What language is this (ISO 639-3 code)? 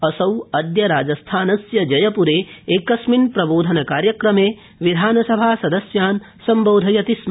san